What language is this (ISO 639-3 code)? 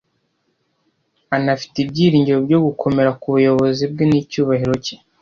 kin